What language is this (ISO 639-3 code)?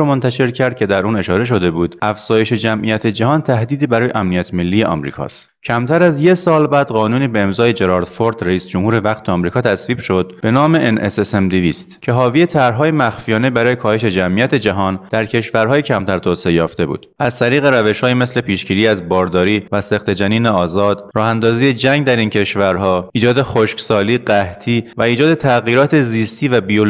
fas